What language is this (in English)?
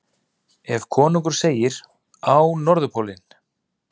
Icelandic